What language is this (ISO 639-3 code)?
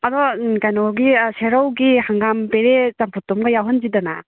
mni